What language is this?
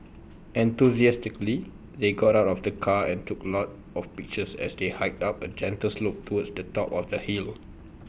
English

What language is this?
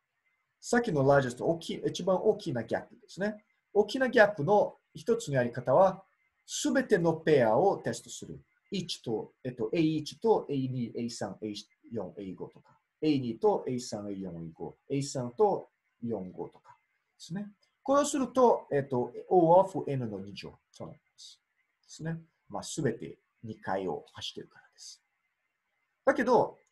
Japanese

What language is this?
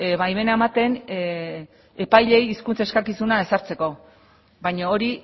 Basque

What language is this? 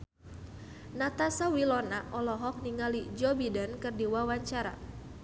Sundanese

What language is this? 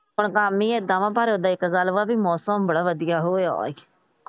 Punjabi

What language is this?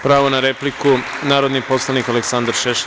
Serbian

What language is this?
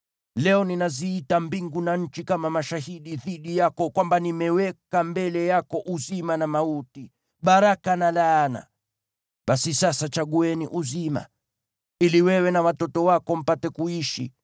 Swahili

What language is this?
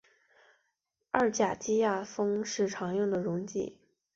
Chinese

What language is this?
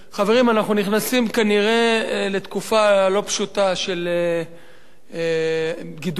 Hebrew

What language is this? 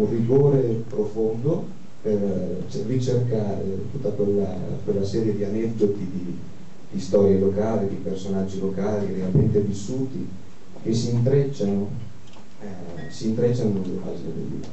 Italian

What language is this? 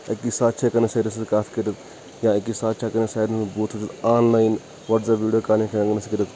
Kashmiri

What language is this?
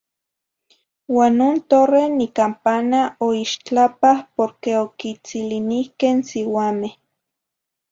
Zacatlán-Ahuacatlán-Tepetzintla Nahuatl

